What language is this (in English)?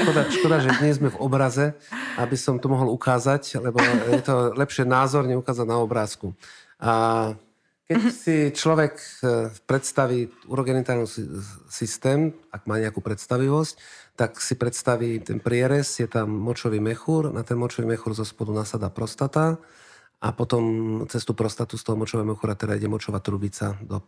Slovak